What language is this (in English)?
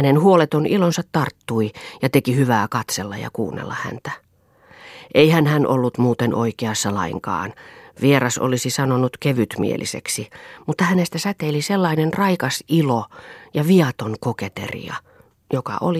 Finnish